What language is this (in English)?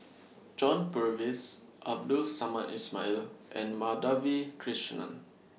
English